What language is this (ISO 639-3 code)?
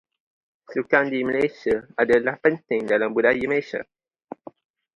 msa